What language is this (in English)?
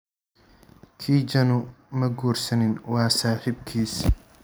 Somali